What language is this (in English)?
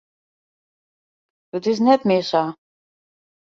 Western Frisian